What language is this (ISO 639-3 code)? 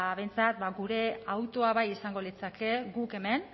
eus